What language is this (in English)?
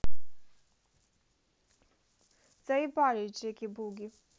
Russian